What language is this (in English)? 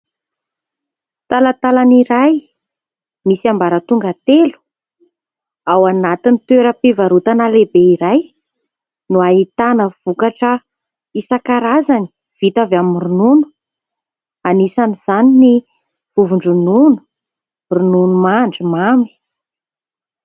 Malagasy